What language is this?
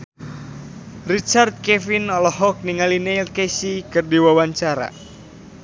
Sundanese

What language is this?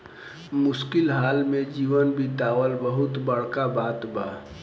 Bhojpuri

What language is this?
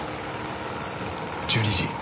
Japanese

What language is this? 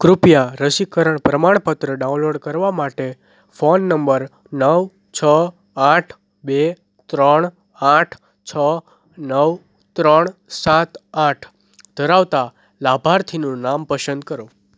Gujarati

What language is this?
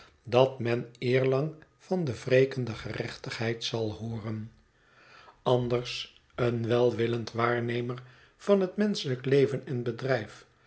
Dutch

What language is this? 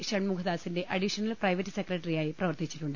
Malayalam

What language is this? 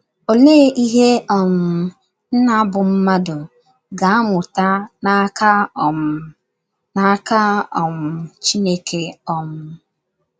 Igbo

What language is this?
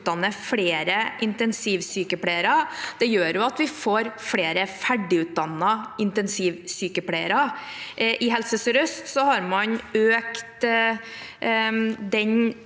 Norwegian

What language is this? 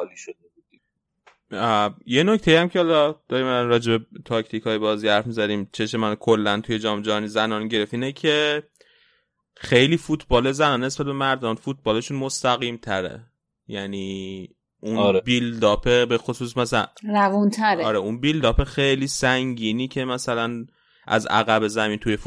Persian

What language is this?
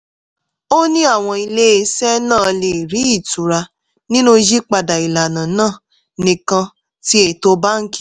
Yoruba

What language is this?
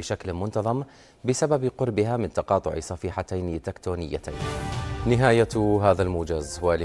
Arabic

